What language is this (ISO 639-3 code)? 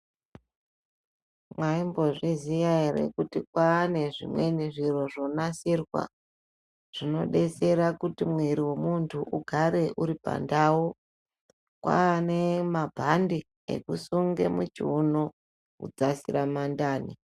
ndc